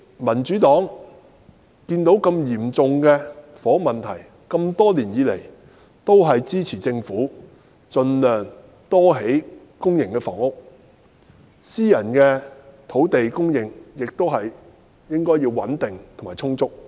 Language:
Cantonese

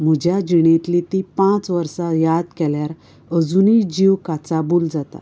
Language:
Konkani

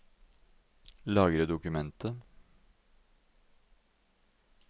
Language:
Norwegian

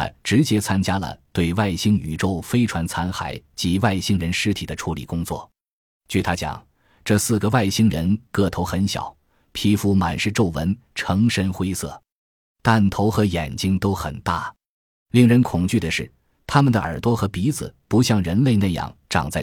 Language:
Chinese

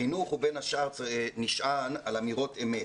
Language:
Hebrew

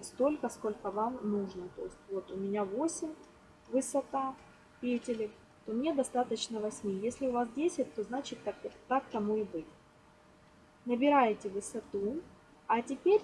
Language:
Russian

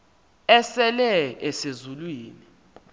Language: Xhosa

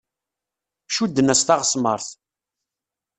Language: Kabyle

